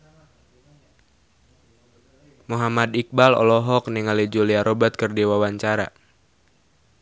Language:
Sundanese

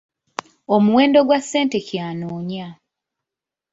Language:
Ganda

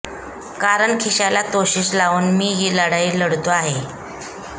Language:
Marathi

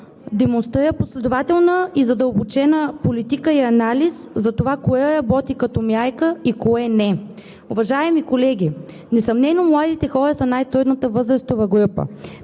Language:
Bulgarian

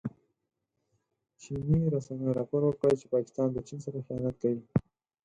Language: Pashto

